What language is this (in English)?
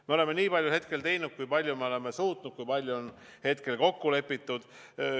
Estonian